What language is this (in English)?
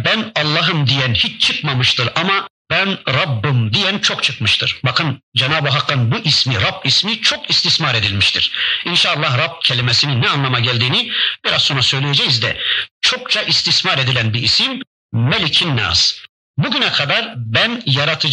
Turkish